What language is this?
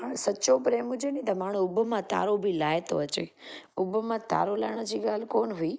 Sindhi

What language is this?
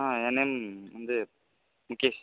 Tamil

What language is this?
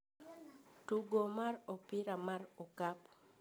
Luo (Kenya and Tanzania)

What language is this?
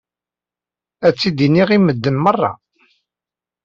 Kabyle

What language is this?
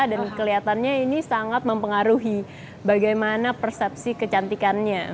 Indonesian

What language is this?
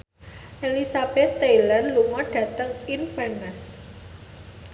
Javanese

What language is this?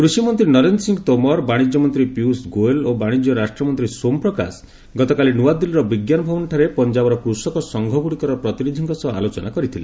Odia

